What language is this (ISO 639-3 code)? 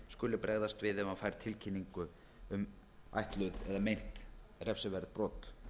isl